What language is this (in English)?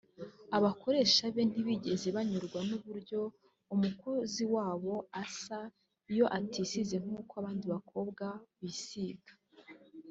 Kinyarwanda